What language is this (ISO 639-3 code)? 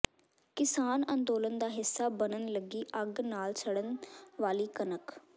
pan